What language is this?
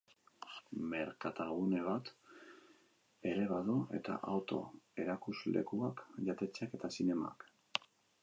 Basque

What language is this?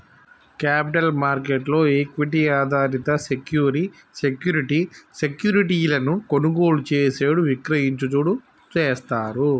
Telugu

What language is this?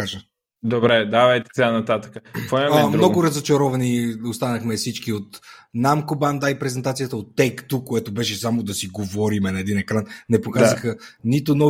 Bulgarian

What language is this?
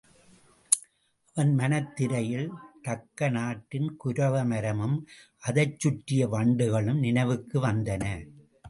Tamil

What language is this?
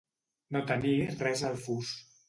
Catalan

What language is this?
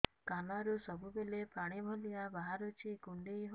Odia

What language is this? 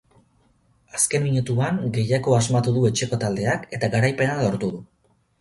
Basque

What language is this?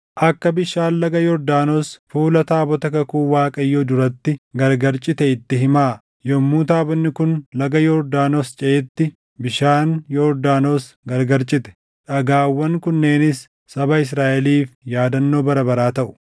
Oromo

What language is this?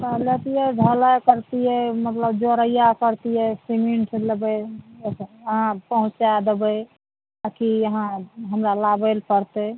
Maithili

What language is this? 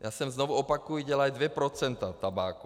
Czech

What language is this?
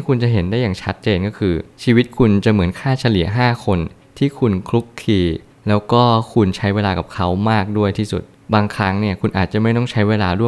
Thai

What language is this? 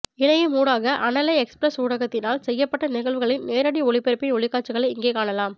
Tamil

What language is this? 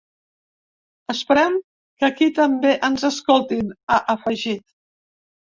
Catalan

